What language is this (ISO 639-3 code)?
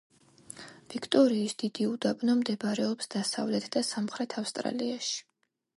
kat